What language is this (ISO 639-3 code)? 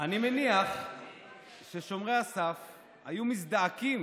heb